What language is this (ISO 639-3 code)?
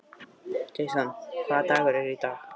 isl